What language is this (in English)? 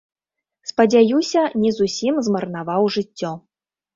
Belarusian